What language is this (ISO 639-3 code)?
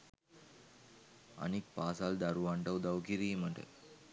sin